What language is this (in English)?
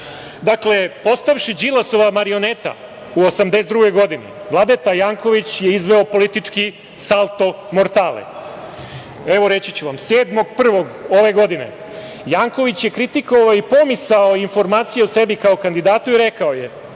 Serbian